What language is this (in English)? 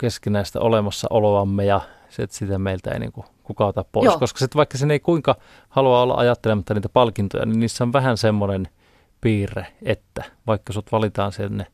Finnish